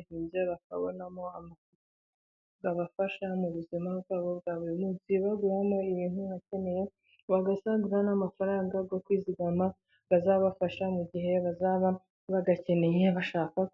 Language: Kinyarwanda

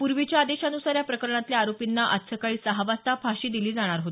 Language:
Marathi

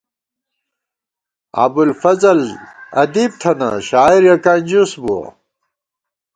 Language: Gawar-Bati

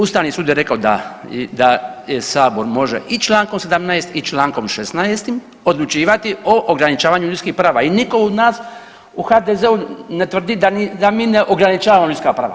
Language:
Croatian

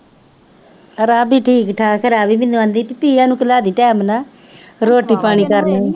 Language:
Punjabi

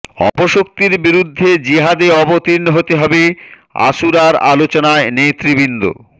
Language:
Bangla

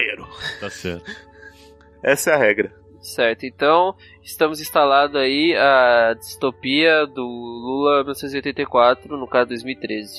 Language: Portuguese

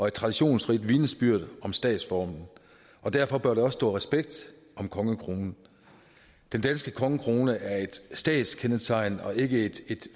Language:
Danish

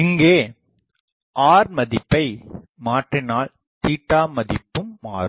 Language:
Tamil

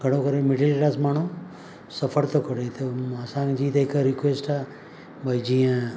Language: Sindhi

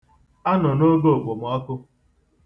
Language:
Igbo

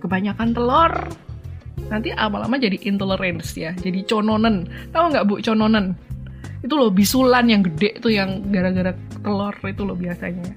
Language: Indonesian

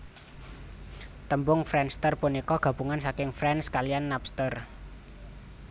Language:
Javanese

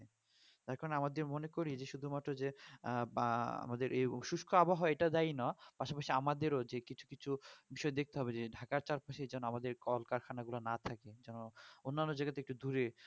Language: Bangla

